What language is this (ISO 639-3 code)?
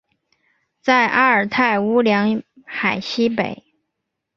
zho